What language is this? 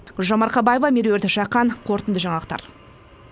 Kazakh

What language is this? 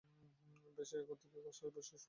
Bangla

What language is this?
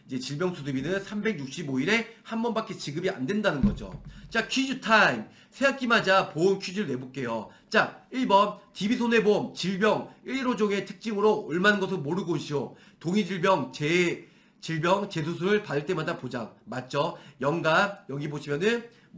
Korean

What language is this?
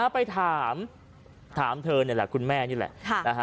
Thai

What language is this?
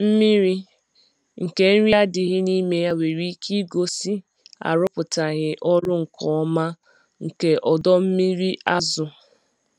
Igbo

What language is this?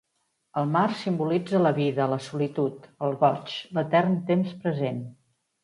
Catalan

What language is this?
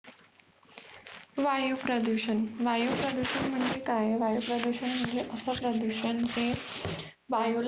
Marathi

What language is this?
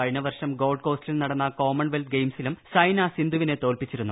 Malayalam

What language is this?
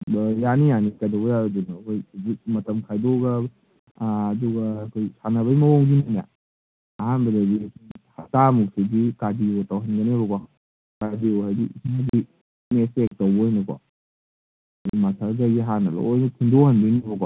Manipuri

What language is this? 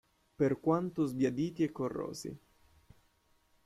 Italian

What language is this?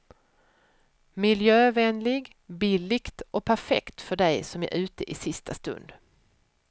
Swedish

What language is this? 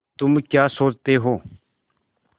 Hindi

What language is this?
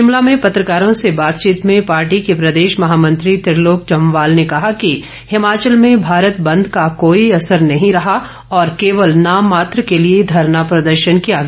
Hindi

